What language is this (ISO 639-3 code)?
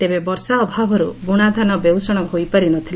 ori